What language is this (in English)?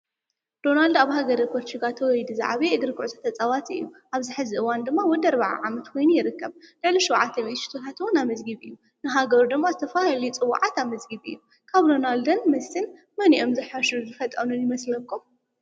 Tigrinya